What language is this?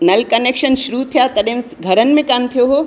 Sindhi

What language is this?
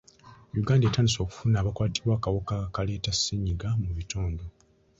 Ganda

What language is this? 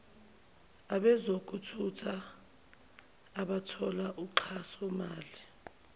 Zulu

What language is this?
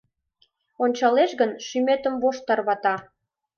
Mari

